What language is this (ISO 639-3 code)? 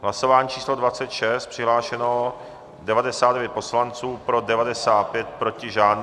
ces